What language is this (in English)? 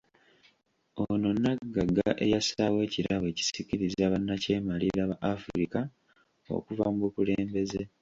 Ganda